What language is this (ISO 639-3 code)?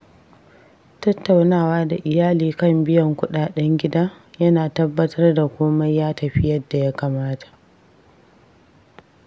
hau